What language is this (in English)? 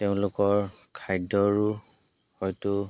Assamese